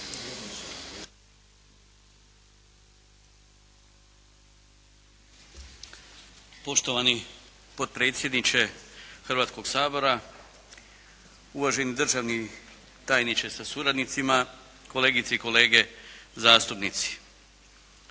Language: Croatian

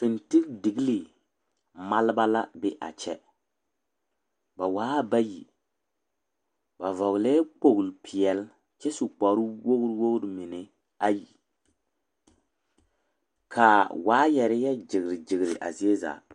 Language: Southern Dagaare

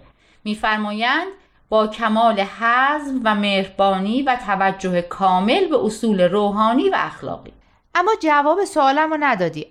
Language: Persian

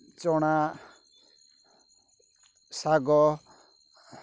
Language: Odia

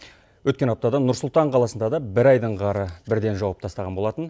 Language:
Kazakh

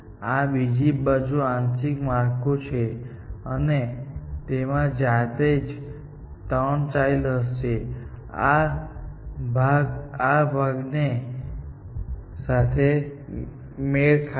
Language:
Gujarati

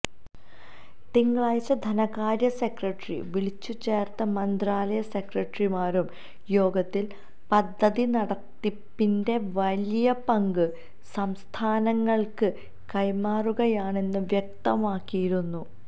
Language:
Malayalam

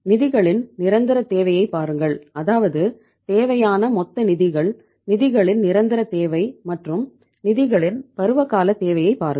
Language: Tamil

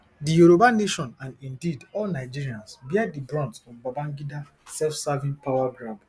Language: Nigerian Pidgin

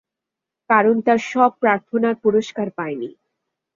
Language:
Bangla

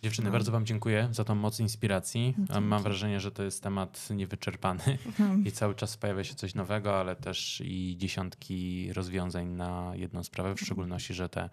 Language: Polish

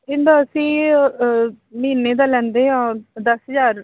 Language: Punjabi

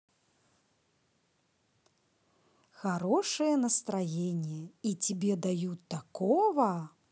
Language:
Russian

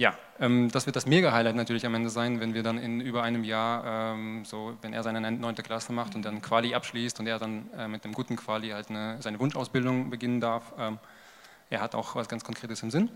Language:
German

